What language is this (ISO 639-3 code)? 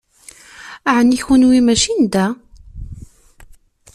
kab